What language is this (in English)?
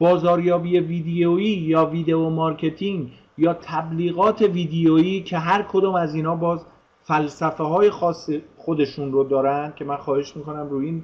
Persian